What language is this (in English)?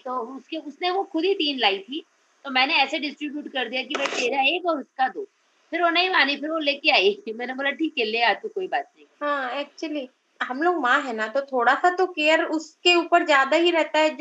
Hindi